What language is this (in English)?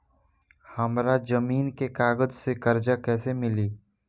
Bhojpuri